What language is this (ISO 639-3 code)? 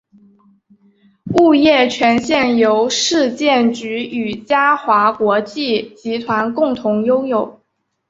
zho